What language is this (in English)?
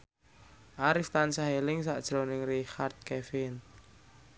Javanese